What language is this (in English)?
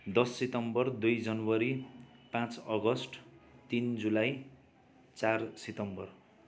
Nepali